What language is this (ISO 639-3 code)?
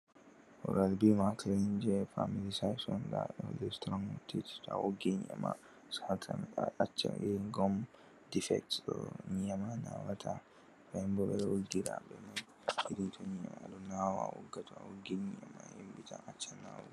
ful